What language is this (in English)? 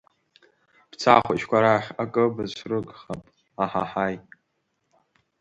Abkhazian